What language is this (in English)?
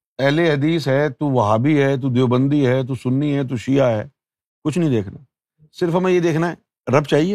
Urdu